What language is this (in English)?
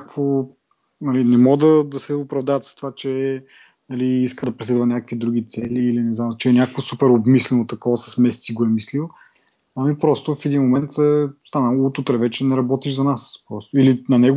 Bulgarian